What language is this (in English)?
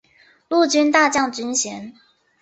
Chinese